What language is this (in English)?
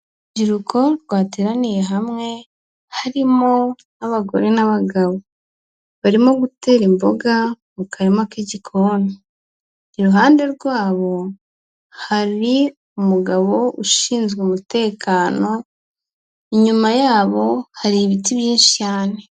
Kinyarwanda